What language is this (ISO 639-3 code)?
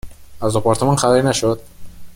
fas